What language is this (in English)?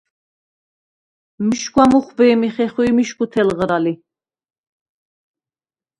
Svan